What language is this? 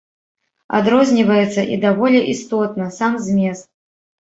Belarusian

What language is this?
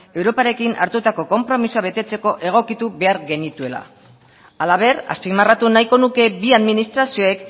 Basque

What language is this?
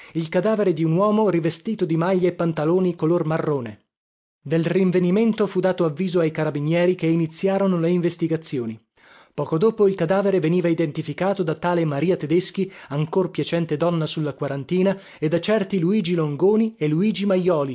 Italian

